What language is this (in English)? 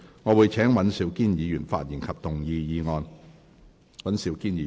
Cantonese